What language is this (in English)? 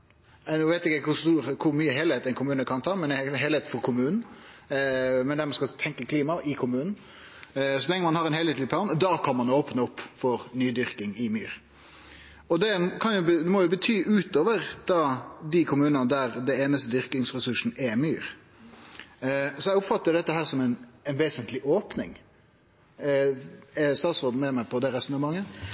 Norwegian Nynorsk